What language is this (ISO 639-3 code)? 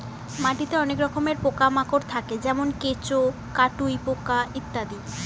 ben